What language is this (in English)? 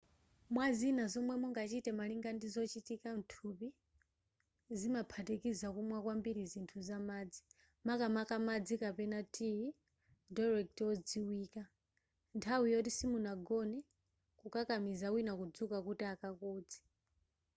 Nyanja